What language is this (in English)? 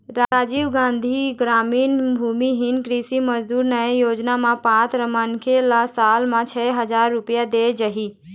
Chhattisgarhi